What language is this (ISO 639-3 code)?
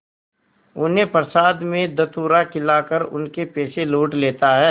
hin